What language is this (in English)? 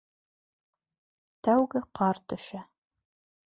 Bashkir